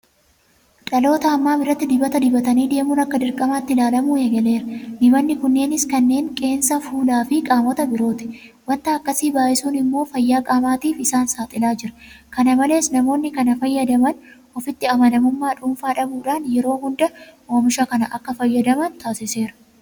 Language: Oromo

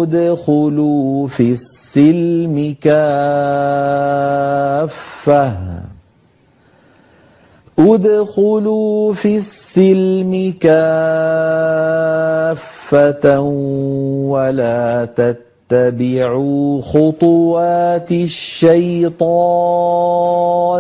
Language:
Arabic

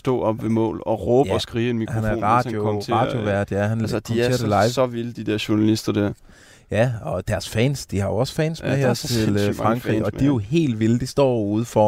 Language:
Danish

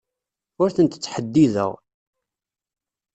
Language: Kabyle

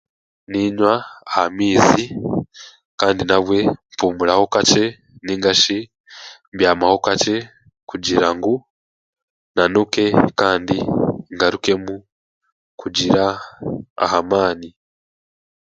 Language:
Chiga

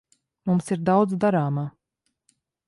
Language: Latvian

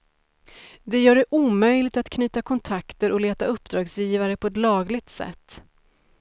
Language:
Swedish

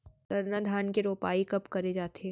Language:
Chhattisgarhi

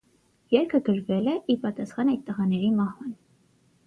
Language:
Armenian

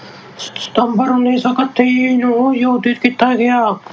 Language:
Punjabi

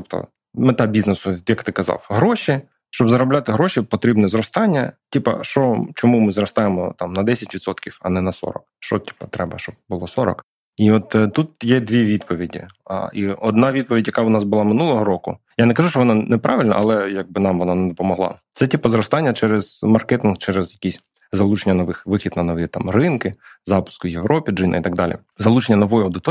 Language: Ukrainian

